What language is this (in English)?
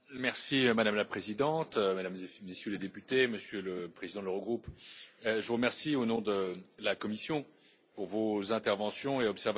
French